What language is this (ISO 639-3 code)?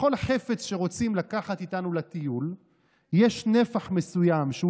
heb